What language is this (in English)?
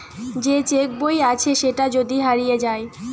Bangla